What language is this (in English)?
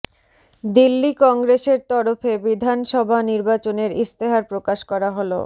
Bangla